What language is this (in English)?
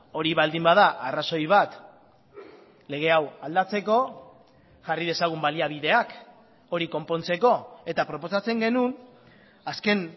Basque